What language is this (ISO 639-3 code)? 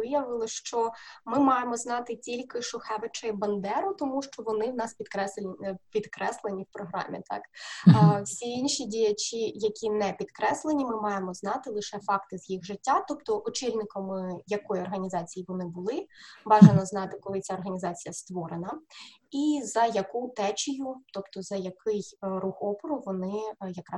ukr